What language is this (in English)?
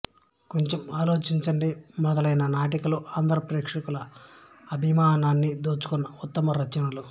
Telugu